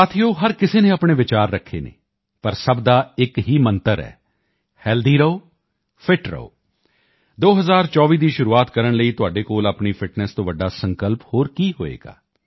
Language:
Punjabi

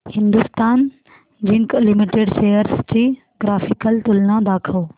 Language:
Marathi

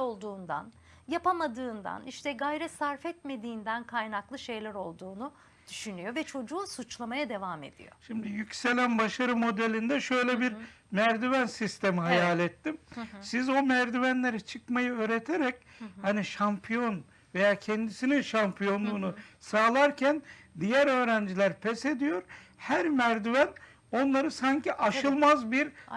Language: Turkish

